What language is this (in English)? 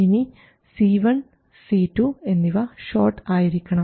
Malayalam